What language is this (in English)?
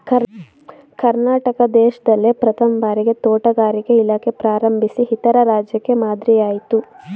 Kannada